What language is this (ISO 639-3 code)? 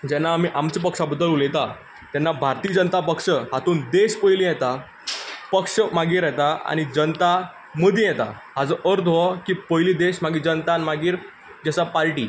kok